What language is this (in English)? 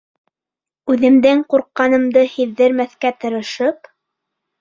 Bashkir